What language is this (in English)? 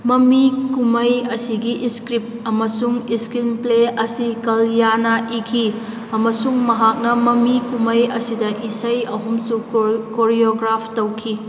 Manipuri